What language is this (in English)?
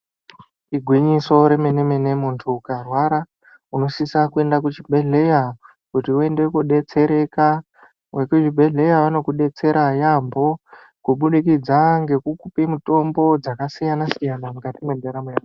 Ndau